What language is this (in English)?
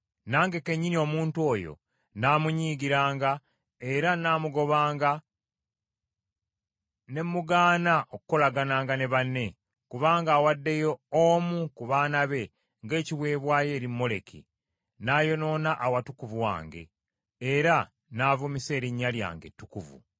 Ganda